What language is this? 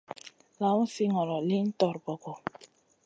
Masana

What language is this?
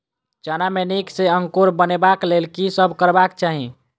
Maithili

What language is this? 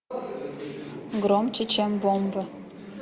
Russian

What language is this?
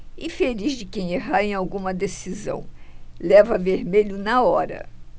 Portuguese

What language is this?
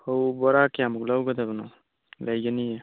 Manipuri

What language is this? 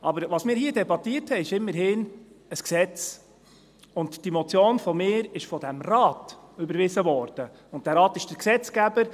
Swiss German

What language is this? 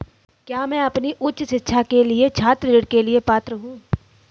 Hindi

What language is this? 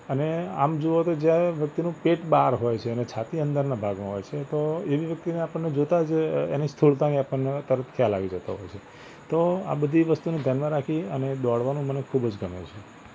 Gujarati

